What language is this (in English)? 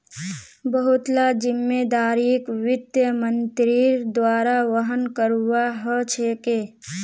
Magahi